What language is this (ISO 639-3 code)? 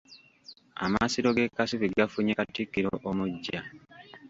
lug